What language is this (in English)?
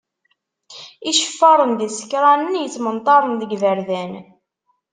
Kabyle